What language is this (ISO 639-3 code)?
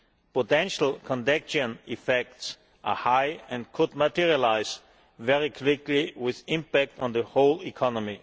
eng